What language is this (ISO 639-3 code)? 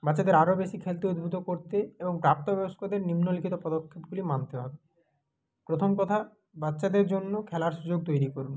ben